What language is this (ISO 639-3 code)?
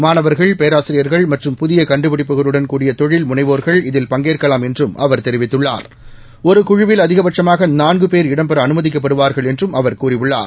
tam